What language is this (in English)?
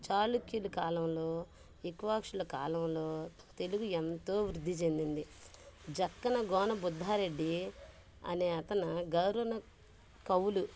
Telugu